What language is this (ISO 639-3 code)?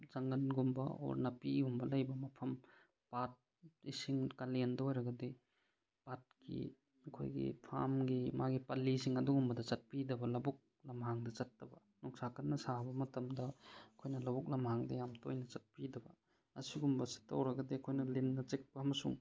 mni